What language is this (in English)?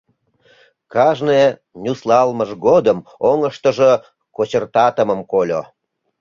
Mari